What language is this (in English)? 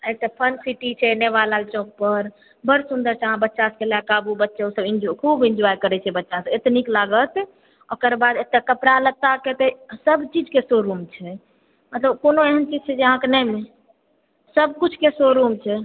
Maithili